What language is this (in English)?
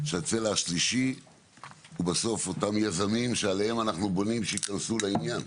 Hebrew